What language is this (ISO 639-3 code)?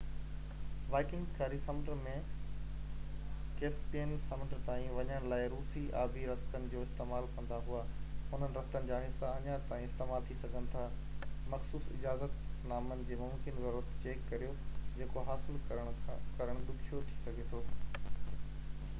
snd